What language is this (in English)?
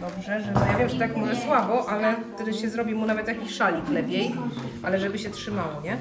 Polish